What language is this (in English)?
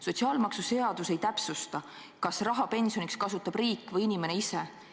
Estonian